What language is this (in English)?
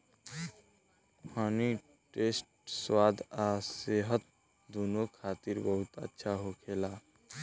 Bhojpuri